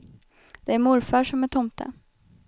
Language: Swedish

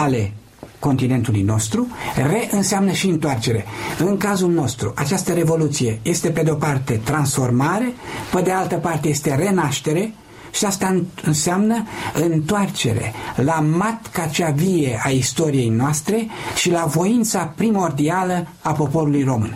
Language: Romanian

